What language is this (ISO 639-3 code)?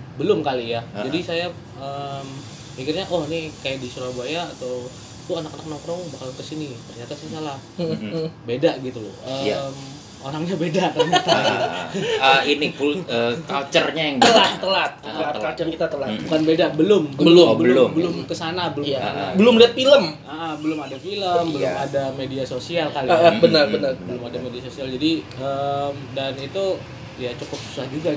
ind